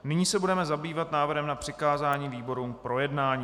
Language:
Czech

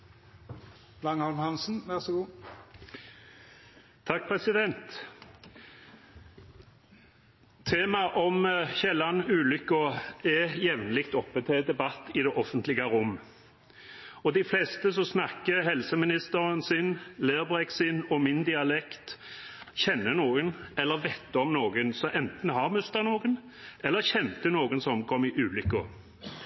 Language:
Norwegian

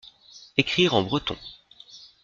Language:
French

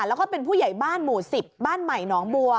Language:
Thai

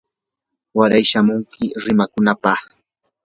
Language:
Yanahuanca Pasco Quechua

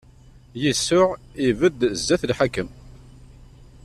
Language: Kabyle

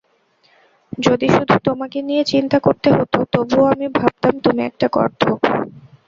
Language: Bangla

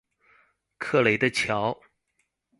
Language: Chinese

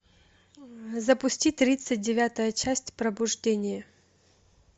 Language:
Russian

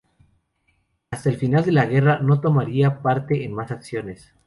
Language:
Spanish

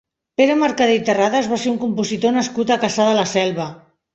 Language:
Catalan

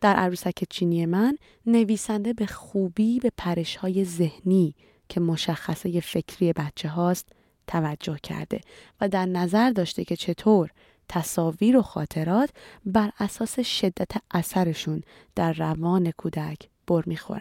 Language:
Persian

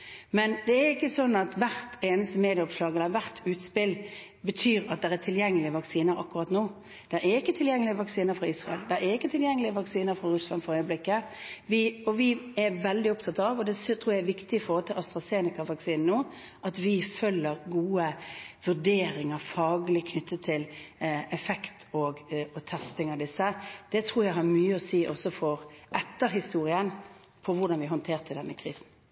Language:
Norwegian Bokmål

